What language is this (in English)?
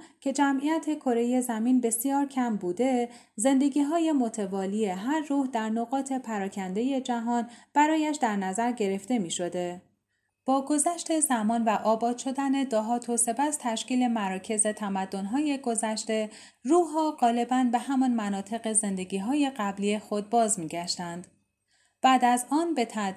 Persian